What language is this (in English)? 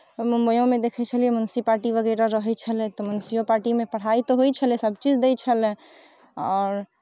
Maithili